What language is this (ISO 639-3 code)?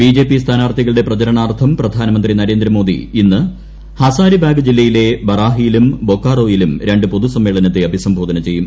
mal